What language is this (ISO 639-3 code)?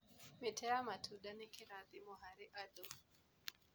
kik